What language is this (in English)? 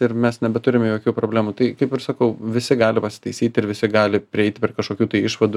Lithuanian